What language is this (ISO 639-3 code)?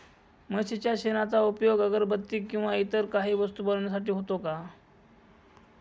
mar